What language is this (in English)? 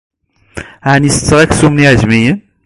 Kabyle